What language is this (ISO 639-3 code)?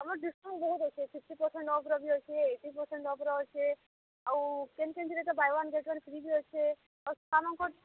ori